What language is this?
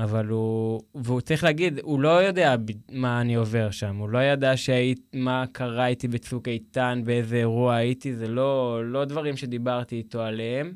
Hebrew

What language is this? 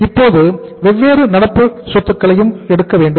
Tamil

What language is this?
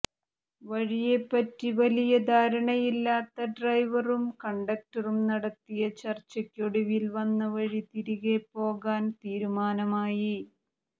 Malayalam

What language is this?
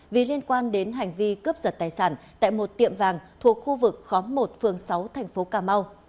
Vietnamese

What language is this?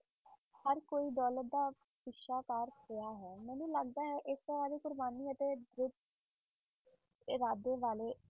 Punjabi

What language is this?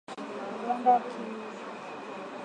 Swahili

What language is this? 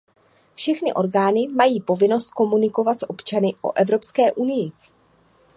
Czech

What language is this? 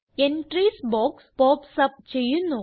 Malayalam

